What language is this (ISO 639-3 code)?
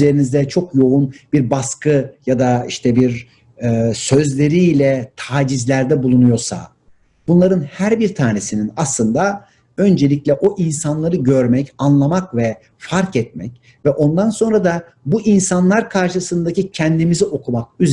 tur